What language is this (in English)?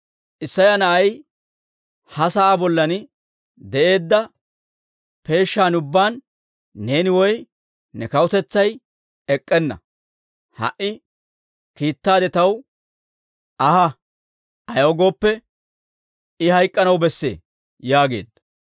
Dawro